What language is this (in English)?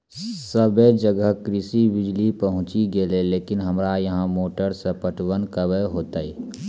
Maithili